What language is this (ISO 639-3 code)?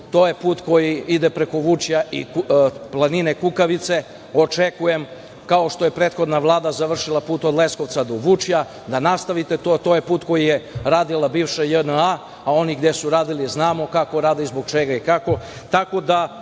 srp